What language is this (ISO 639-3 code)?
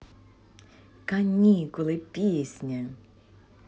rus